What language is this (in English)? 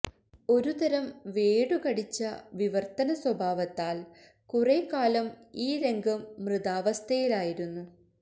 Malayalam